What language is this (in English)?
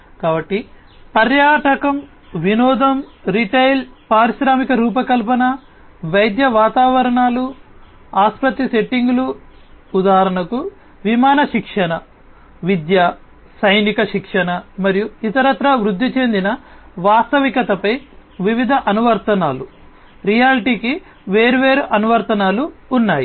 Telugu